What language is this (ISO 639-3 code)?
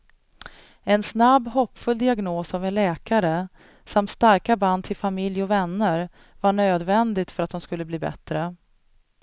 swe